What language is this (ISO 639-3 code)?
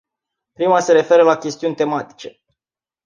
ron